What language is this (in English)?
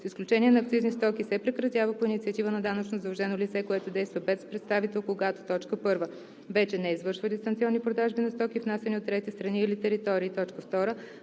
Bulgarian